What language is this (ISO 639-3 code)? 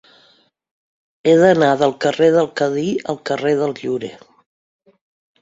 cat